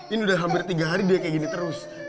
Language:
Indonesian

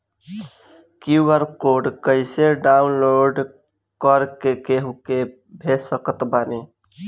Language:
Bhojpuri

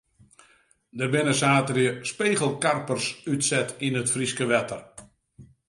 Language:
Western Frisian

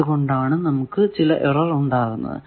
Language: Malayalam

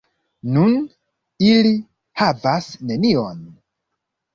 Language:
Esperanto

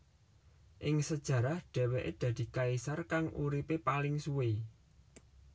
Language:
Javanese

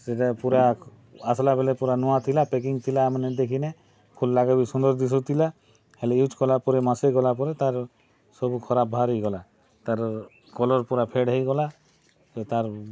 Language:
Odia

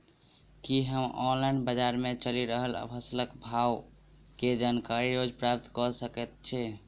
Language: Maithili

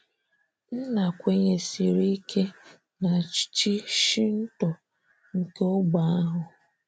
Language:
Igbo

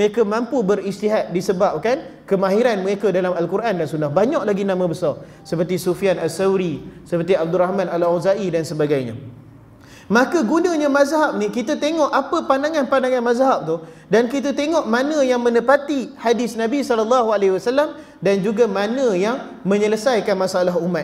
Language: Malay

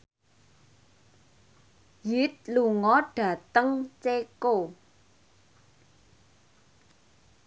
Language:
Javanese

